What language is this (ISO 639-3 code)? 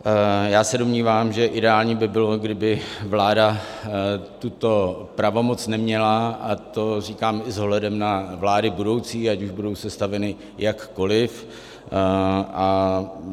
ces